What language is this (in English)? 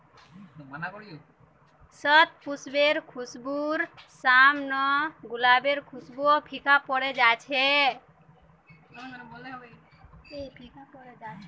Magahi